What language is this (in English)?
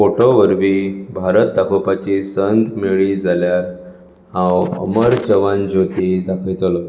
Konkani